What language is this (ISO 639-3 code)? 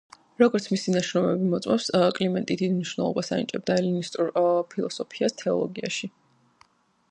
kat